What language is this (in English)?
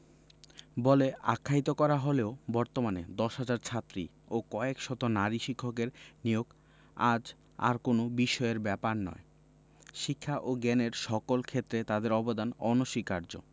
Bangla